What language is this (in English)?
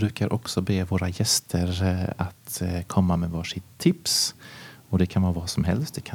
Swedish